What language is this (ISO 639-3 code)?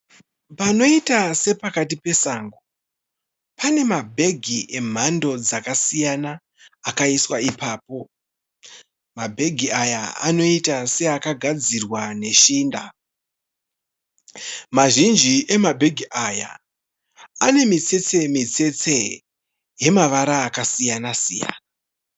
sna